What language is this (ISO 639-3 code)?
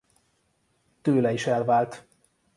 hun